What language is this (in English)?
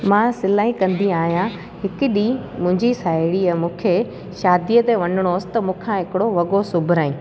Sindhi